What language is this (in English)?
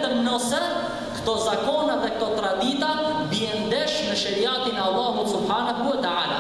Arabic